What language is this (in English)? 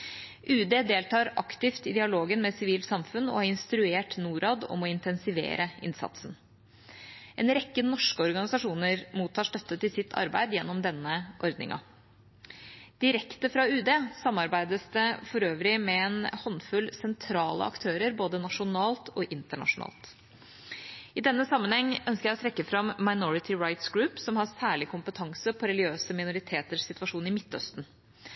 Norwegian Bokmål